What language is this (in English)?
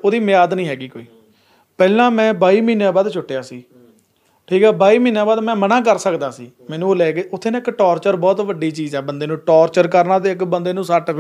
Punjabi